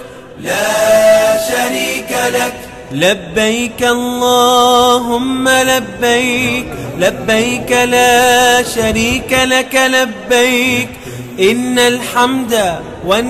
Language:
Arabic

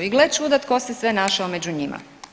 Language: Croatian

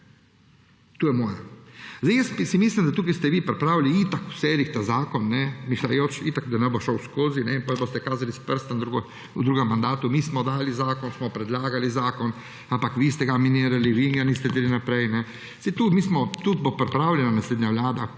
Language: Slovenian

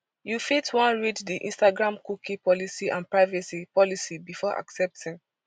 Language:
Nigerian Pidgin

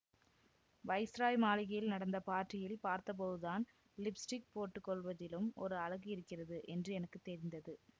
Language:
Tamil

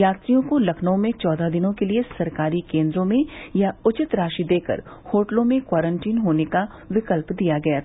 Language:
Hindi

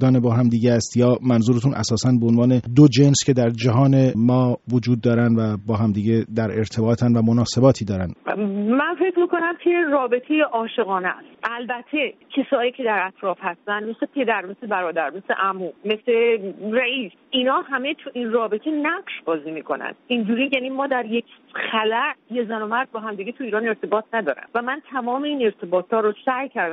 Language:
Persian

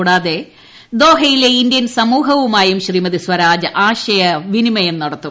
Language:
Malayalam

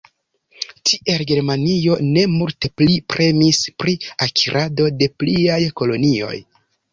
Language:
Esperanto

